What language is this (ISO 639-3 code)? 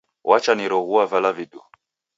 dav